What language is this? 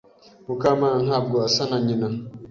Kinyarwanda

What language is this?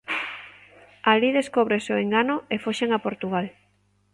Galician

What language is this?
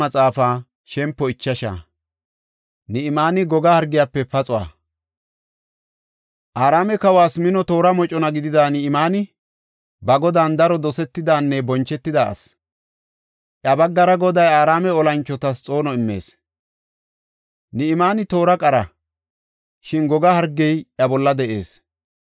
Gofa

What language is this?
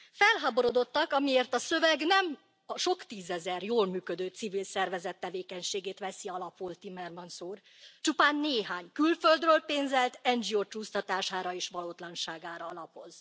Hungarian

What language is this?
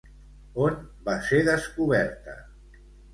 Catalan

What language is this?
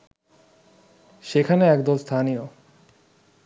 Bangla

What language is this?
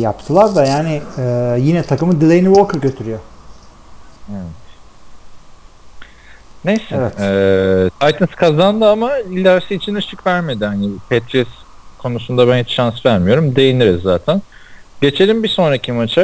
Turkish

